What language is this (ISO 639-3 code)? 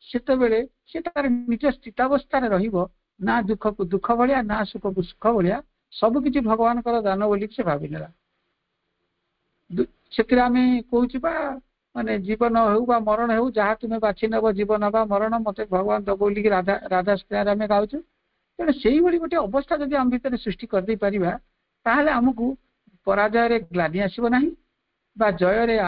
ben